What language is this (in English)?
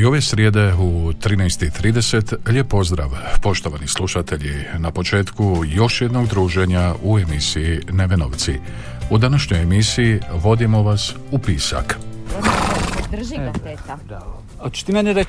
Croatian